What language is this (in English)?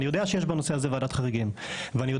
Hebrew